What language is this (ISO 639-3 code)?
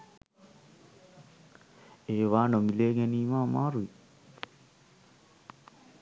sin